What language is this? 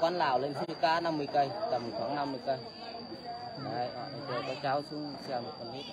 Vietnamese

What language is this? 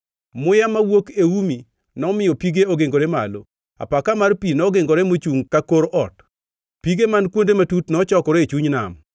Luo (Kenya and Tanzania)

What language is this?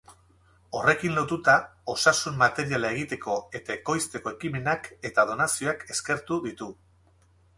Basque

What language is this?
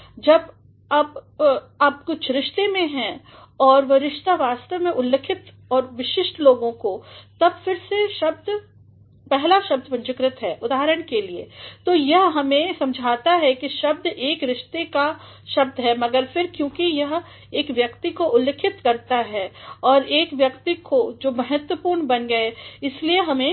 Hindi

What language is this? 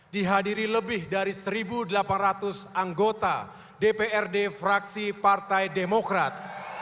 Indonesian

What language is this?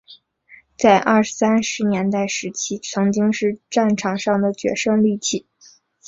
Chinese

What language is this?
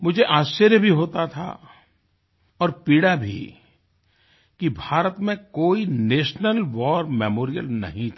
Hindi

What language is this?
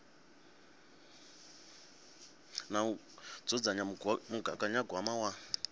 Venda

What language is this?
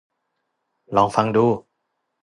Thai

